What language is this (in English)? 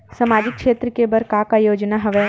Chhattisgarhi